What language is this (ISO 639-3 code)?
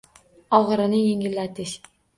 uzb